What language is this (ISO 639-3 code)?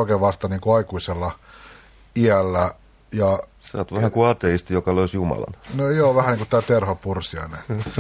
fin